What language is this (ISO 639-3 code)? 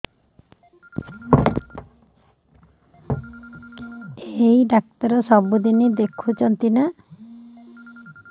ori